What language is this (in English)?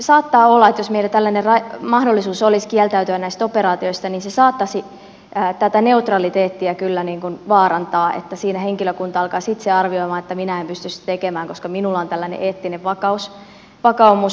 Finnish